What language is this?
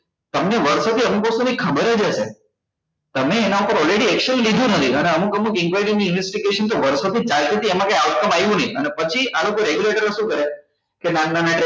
Gujarati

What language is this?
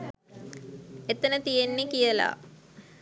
Sinhala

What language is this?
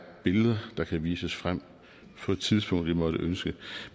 Danish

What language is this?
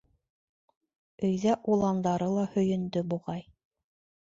Bashkir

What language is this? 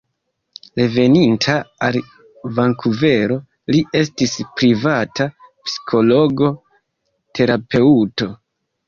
Esperanto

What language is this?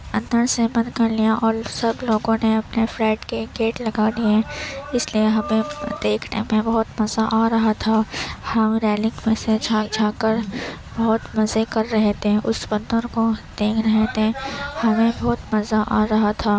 Urdu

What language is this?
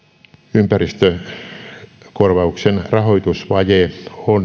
Finnish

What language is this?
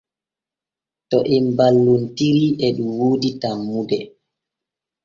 Borgu Fulfulde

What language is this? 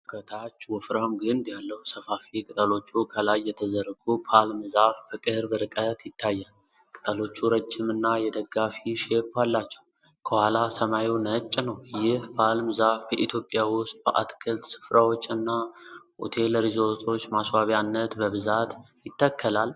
Amharic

